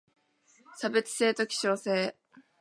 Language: Japanese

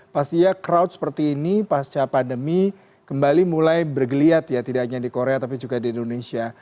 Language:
Indonesian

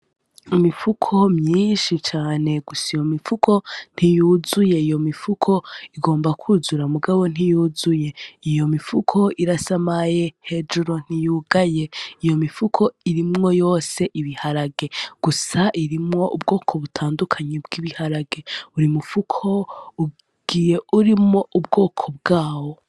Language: Rundi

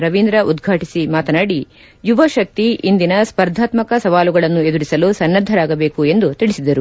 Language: Kannada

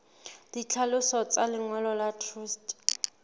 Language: Southern Sotho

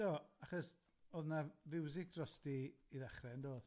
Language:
Welsh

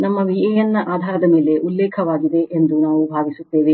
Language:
Kannada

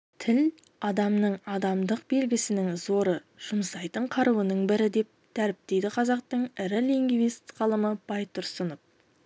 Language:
Kazakh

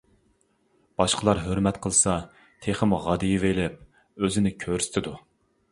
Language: Uyghur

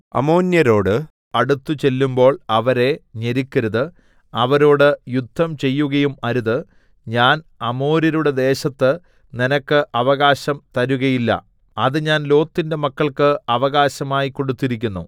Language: Malayalam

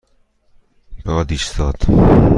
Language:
Persian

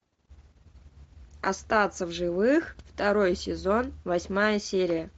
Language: Russian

